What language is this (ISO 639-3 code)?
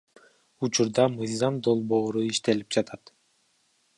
kir